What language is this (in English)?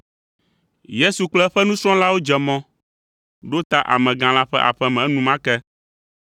Ewe